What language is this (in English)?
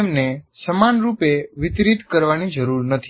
Gujarati